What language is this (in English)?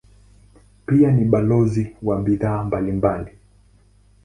Swahili